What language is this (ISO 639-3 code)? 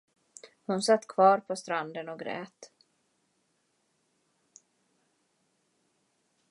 swe